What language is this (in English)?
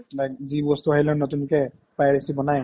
Assamese